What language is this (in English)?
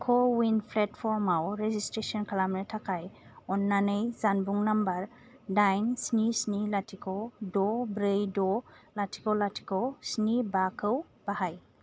Bodo